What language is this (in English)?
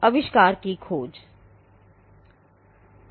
Hindi